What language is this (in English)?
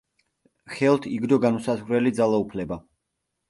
Georgian